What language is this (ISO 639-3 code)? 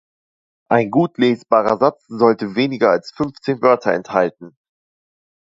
deu